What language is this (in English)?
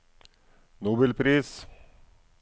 Norwegian